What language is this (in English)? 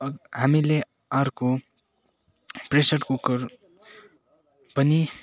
Nepali